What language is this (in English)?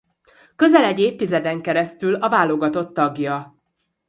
Hungarian